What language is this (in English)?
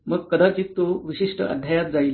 Marathi